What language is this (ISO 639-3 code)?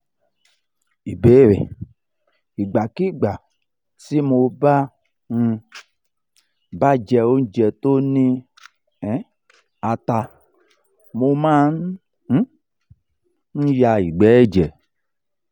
yor